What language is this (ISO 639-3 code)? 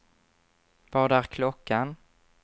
swe